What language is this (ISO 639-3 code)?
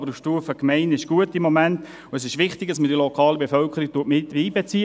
gsw